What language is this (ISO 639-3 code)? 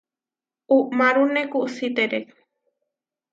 var